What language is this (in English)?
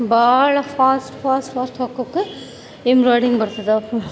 Kannada